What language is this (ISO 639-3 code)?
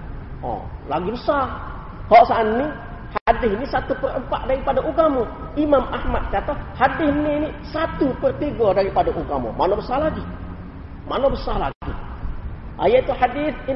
msa